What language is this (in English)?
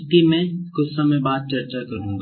Hindi